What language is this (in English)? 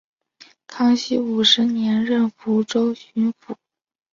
Chinese